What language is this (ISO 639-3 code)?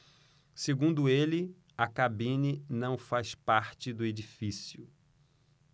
por